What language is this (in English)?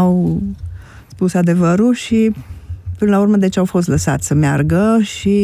Romanian